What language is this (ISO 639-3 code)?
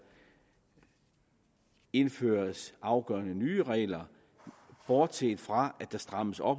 dan